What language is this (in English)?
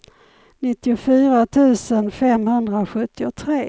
Swedish